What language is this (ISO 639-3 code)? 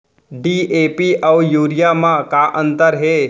hne